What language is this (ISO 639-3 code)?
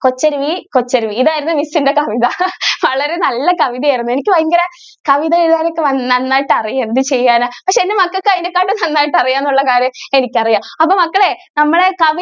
mal